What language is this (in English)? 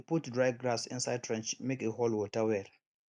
Nigerian Pidgin